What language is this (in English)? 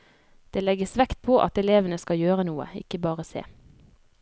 Norwegian